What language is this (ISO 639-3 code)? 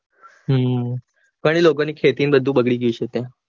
guj